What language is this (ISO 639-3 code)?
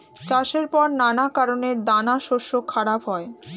ben